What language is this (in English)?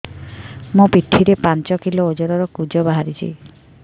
Odia